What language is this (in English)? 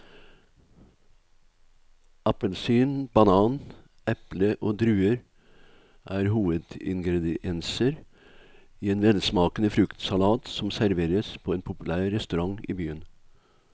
Norwegian